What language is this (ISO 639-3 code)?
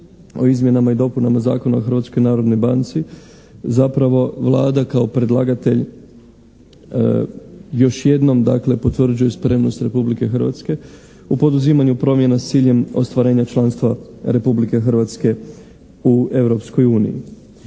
hrv